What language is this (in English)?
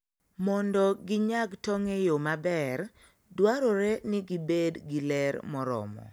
Luo (Kenya and Tanzania)